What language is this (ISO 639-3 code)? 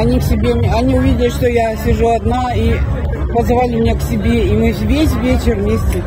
rus